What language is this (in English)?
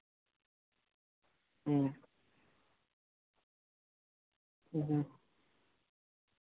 Santali